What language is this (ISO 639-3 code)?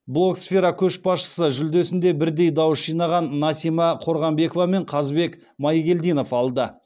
kaz